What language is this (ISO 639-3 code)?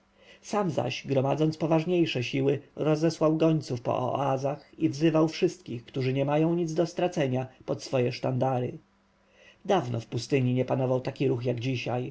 pol